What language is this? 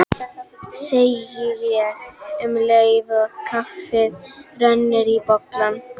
Icelandic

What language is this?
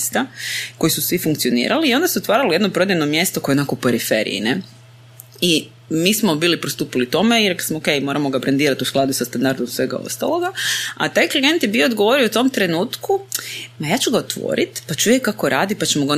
Croatian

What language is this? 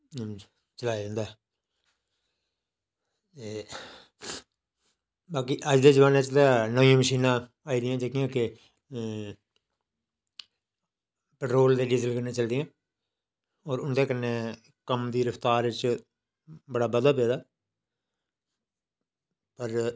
Dogri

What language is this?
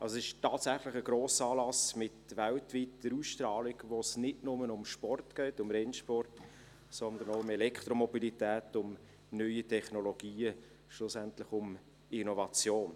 Swiss German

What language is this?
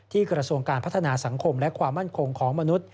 Thai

